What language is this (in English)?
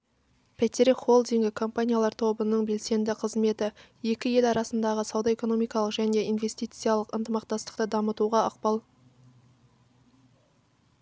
Kazakh